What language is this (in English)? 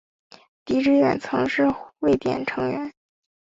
Chinese